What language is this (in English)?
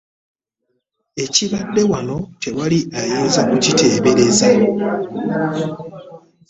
Ganda